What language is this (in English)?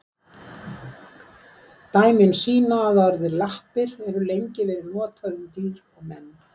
Icelandic